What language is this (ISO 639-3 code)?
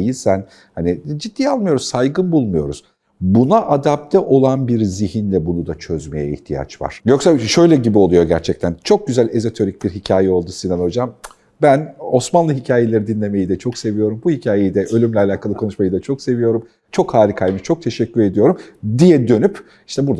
tur